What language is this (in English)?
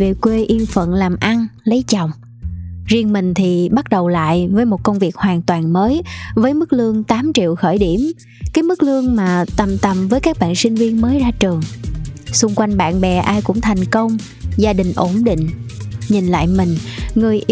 Vietnamese